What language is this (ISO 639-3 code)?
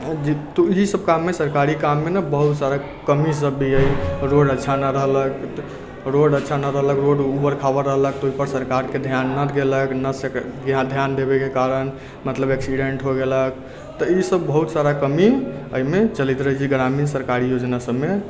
mai